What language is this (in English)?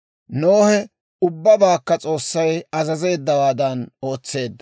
Dawro